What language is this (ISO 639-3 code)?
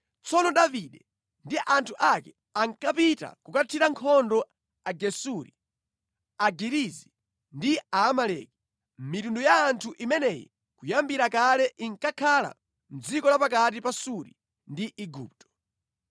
nya